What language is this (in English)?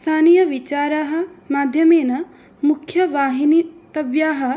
Sanskrit